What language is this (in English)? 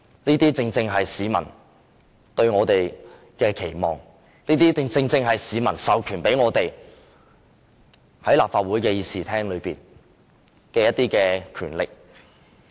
Cantonese